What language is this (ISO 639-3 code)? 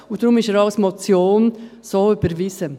gsw